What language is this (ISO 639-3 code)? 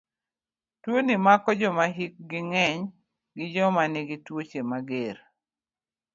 luo